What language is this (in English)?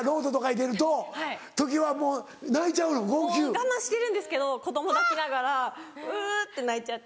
Japanese